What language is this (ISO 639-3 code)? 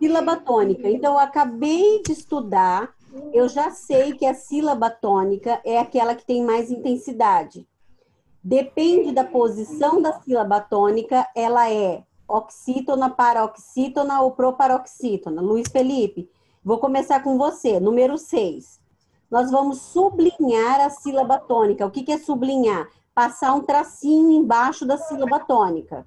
por